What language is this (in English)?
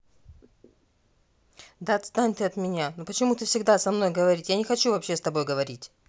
Russian